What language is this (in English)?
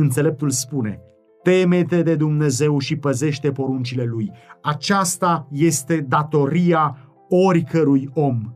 Romanian